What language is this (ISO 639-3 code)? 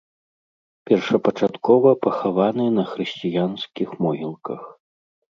bel